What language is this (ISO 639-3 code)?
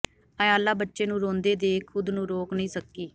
pan